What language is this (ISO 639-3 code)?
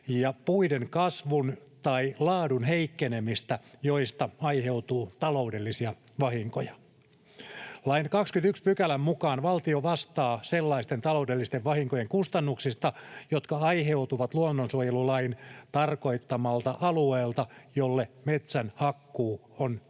fin